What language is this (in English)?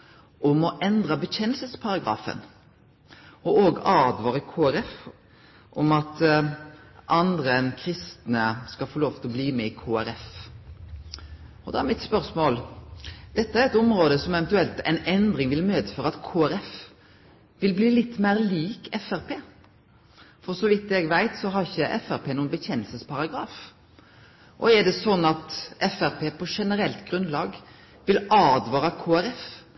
Norwegian Nynorsk